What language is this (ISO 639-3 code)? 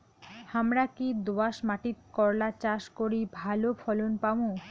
ben